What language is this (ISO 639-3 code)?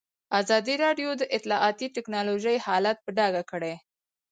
pus